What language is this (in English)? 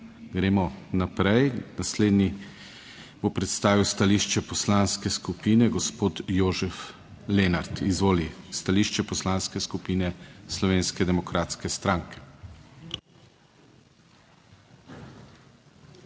Slovenian